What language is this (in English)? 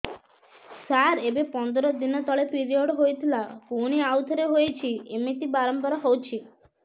Odia